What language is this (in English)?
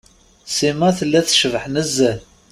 Kabyle